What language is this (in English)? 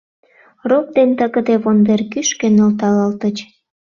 Mari